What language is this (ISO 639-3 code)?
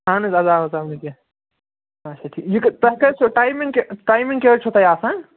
kas